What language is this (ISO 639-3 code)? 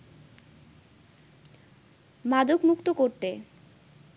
ben